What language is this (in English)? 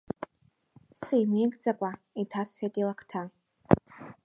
Abkhazian